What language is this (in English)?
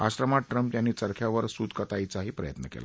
Marathi